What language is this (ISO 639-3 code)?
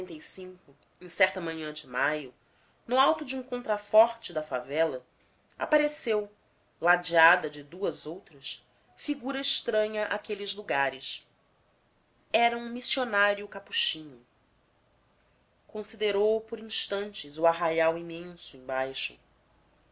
por